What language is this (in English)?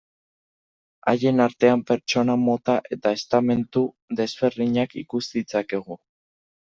Basque